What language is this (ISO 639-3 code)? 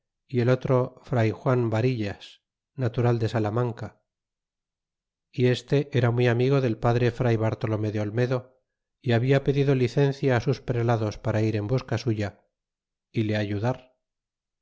spa